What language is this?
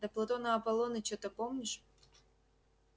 Russian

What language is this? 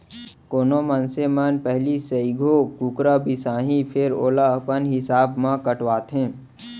Chhattisgarhi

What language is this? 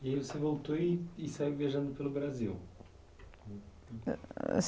Portuguese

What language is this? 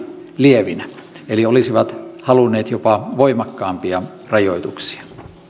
Finnish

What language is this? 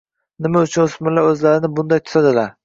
Uzbek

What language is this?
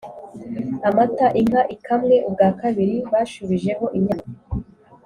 Kinyarwanda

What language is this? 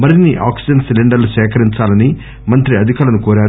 Telugu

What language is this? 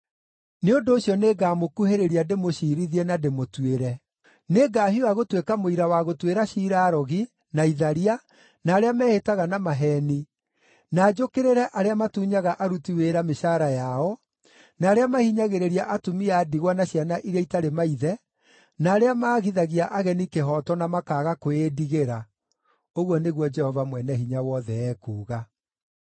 Kikuyu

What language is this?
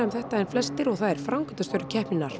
Icelandic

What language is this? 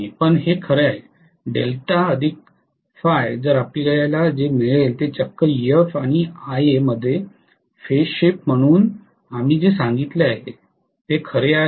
Marathi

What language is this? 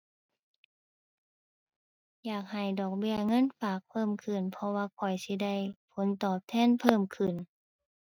Thai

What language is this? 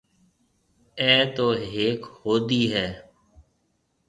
Marwari (Pakistan)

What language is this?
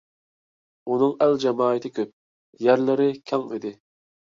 Uyghur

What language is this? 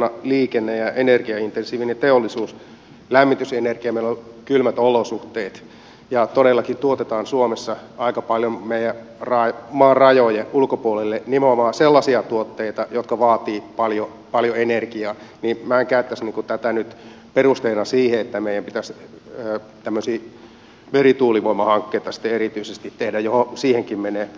Finnish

